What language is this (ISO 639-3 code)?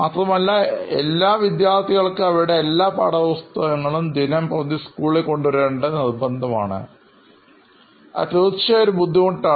mal